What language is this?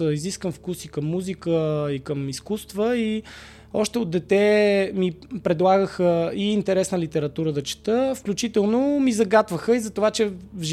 Bulgarian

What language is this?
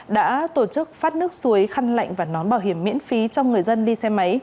Vietnamese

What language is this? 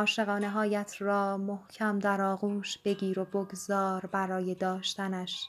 Persian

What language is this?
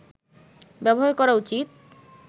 Bangla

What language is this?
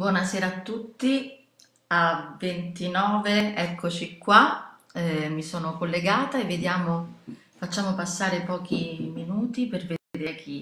Italian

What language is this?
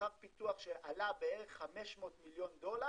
Hebrew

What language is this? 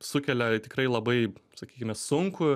Lithuanian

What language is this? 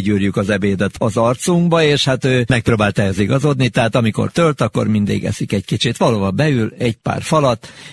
Hungarian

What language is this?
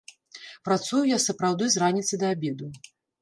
Belarusian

